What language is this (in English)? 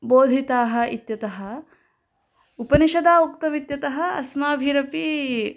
Sanskrit